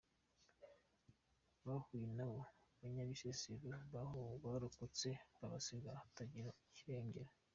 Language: Kinyarwanda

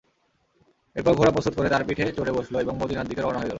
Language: Bangla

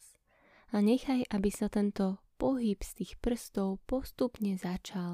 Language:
Slovak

